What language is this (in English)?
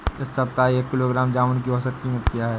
Hindi